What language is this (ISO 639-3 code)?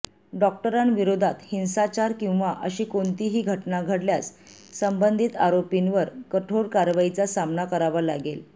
mar